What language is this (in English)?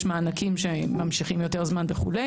Hebrew